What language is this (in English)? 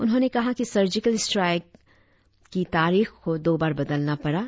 Hindi